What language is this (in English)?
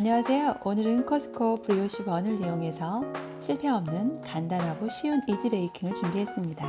Korean